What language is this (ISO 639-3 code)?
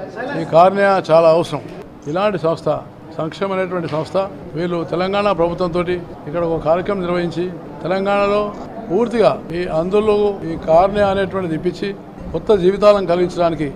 kor